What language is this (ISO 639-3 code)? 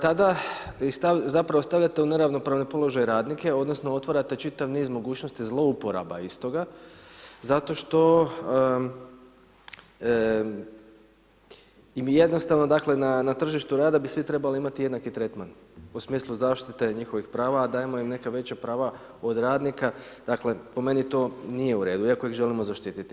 hrv